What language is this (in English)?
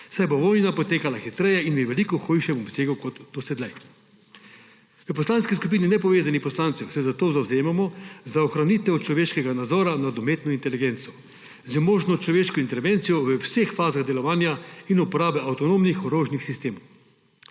Slovenian